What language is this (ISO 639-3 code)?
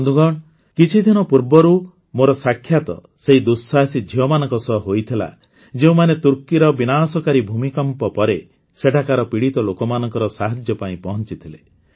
ori